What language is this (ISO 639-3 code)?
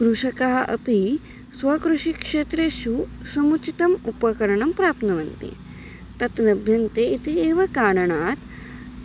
san